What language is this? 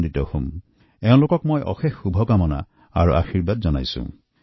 Assamese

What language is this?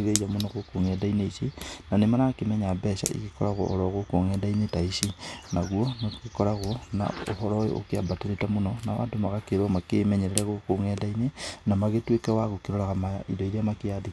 Kikuyu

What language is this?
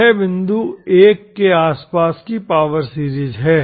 Hindi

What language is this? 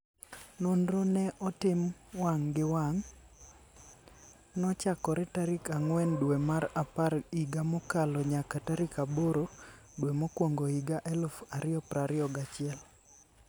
Luo (Kenya and Tanzania)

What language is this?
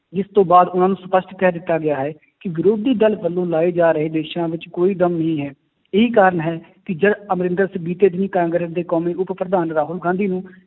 Punjabi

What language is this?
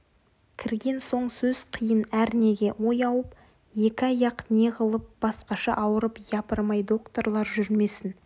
Kazakh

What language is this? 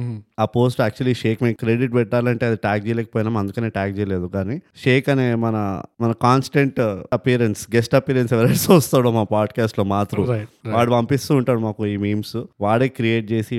Telugu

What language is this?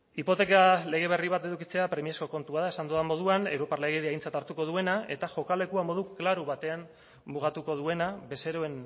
Basque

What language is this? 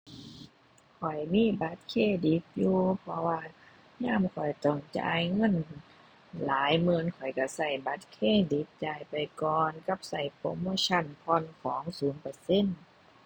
Thai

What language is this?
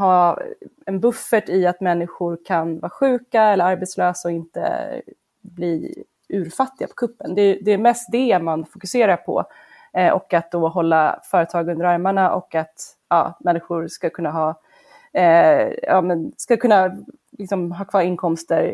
Swedish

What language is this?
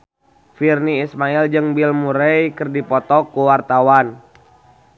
Sundanese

